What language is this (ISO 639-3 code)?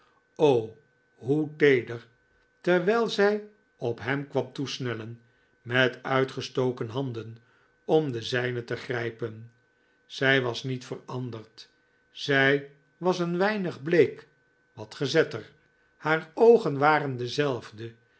nld